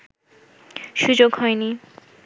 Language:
Bangla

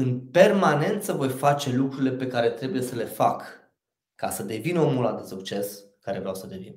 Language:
Romanian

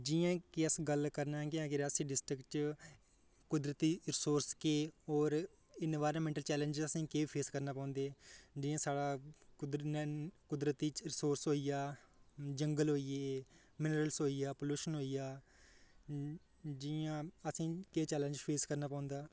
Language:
Dogri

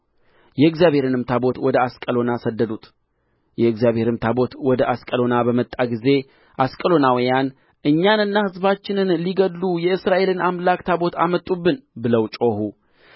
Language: Amharic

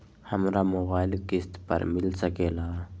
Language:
Magahi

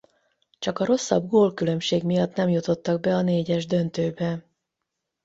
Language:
Hungarian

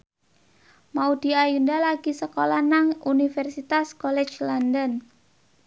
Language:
Javanese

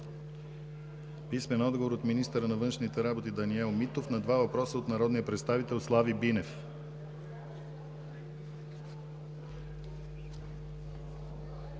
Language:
Bulgarian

